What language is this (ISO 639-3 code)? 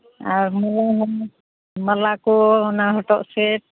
sat